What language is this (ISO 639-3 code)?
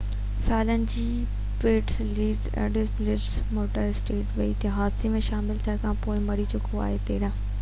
snd